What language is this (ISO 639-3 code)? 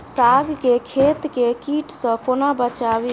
mai